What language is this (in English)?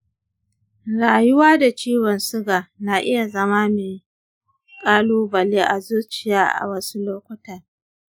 Hausa